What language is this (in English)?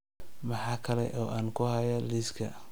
Somali